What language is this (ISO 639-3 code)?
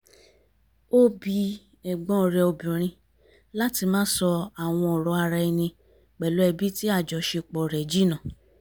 yor